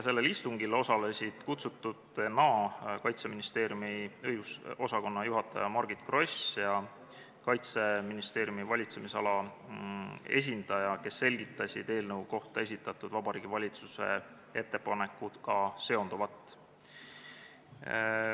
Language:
Estonian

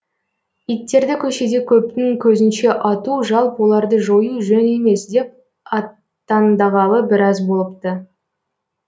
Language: Kazakh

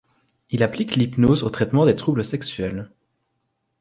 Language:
French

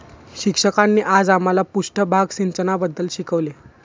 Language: Marathi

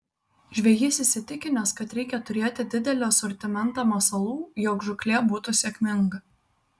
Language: Lithuanian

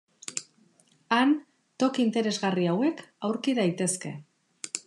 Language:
Basque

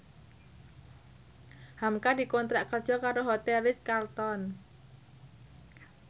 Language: Javanese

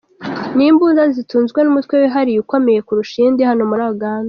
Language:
Kinyarwanda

